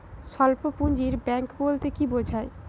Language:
Bangla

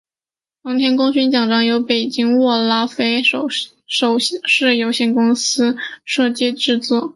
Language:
Chinese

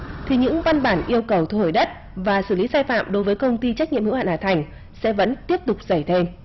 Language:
Vietnamese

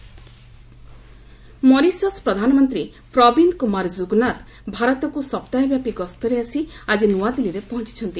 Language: Odia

